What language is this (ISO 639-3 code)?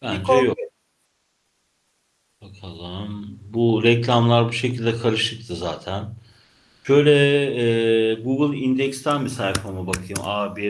tur